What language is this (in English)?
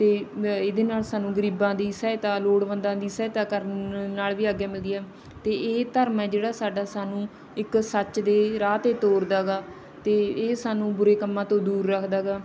Punjabi